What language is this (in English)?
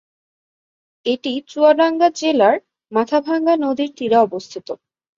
Bangla